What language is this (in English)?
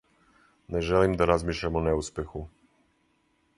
Serbian